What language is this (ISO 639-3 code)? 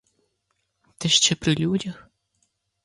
ukr